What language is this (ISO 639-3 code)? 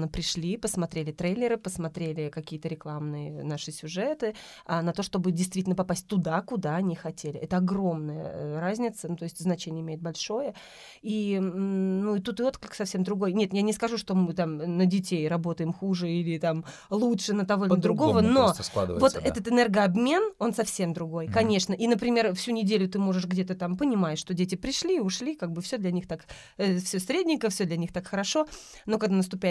rus